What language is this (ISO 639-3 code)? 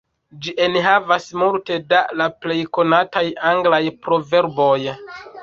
epo